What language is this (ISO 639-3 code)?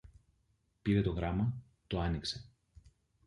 ell